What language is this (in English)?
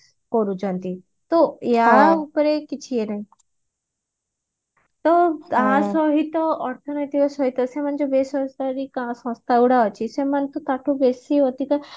Odia